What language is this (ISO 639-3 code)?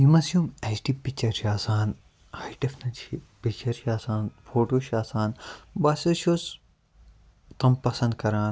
kas